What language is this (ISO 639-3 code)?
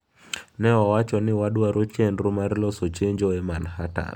luo